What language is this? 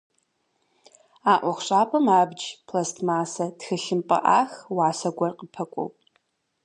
Kabardian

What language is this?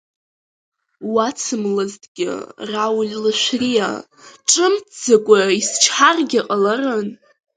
Abkhazian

